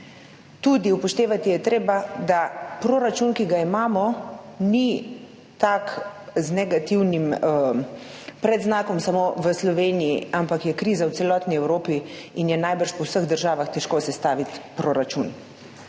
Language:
Slovenian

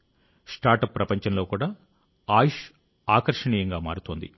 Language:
Telugu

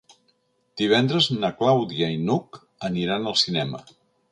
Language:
Catalan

